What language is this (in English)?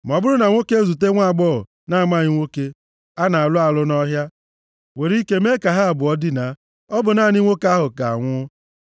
Igbo